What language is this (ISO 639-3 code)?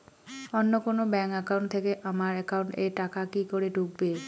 ben